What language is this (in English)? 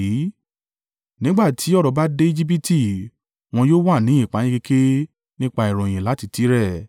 Yoruba